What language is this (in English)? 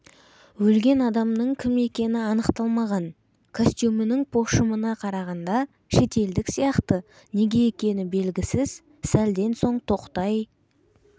Kazakh